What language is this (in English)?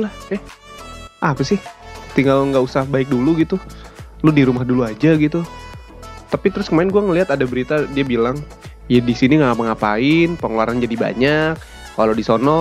Indonesian